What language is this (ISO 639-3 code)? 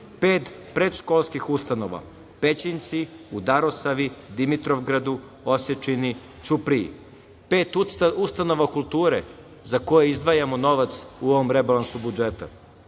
srp